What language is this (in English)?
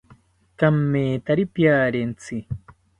South Ucayali Ashéninka